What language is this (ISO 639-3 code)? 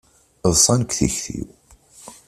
kab